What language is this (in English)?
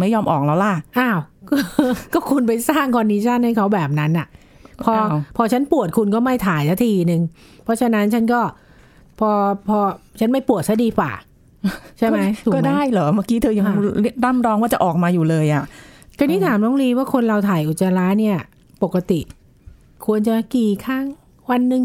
Thai